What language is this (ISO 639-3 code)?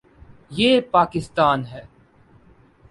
urd